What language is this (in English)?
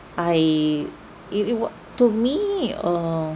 English